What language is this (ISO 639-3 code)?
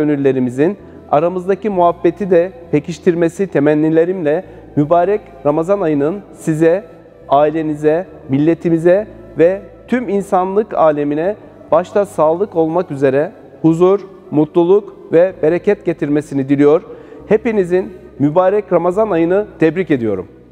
tur